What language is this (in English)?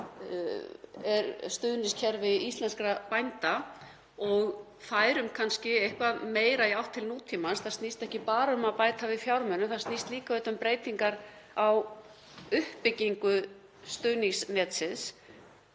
Icelandic